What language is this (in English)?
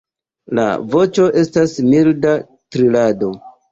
Esperanto